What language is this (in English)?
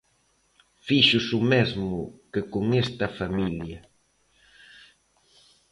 Galician